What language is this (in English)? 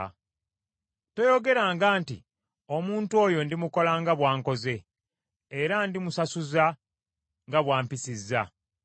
Ganda